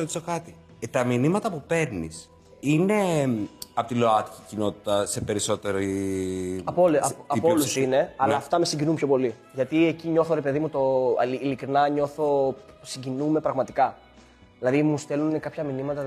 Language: Greek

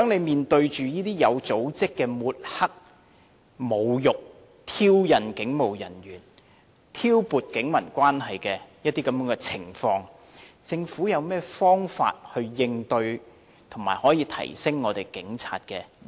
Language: Cantonese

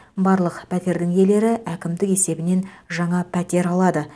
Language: Kazakh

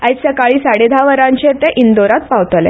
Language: Konkani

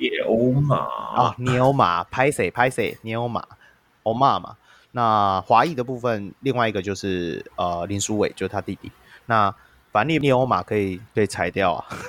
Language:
Chinese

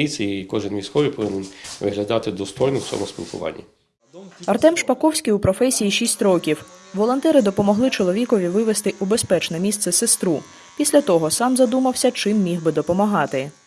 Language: Ukrainian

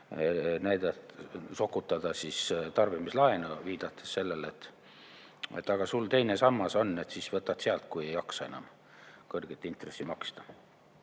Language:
Estonian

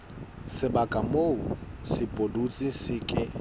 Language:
Southern Sotho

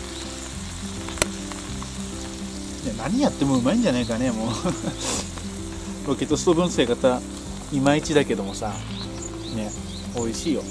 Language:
Japanese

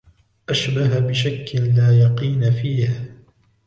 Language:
Arabic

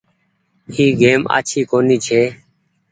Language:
Goaria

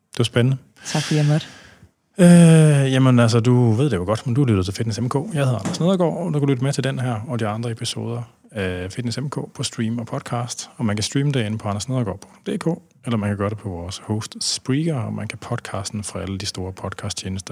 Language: Danish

